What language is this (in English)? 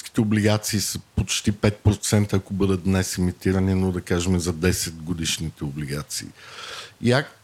Bulgarian